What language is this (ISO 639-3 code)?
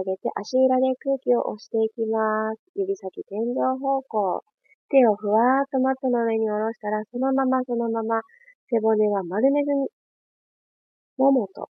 jpn